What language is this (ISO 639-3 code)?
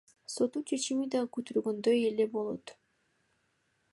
kir